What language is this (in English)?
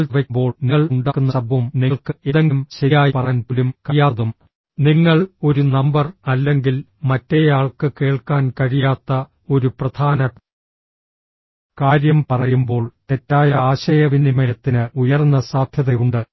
Malayalam